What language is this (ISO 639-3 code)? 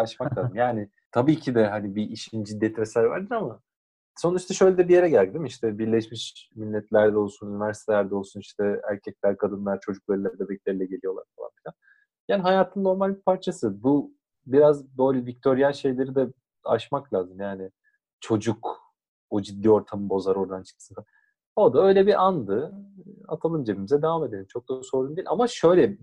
tur